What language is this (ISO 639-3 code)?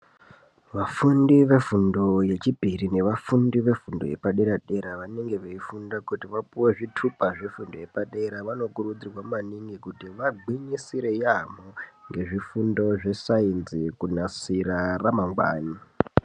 ndc